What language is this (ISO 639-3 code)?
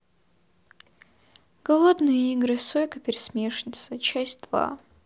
rus